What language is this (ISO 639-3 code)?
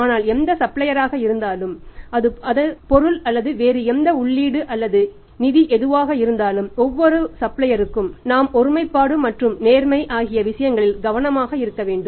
tam